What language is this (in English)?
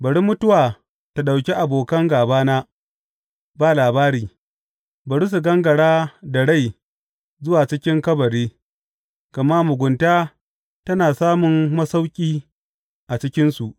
Hausa